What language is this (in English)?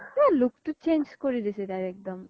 Assamese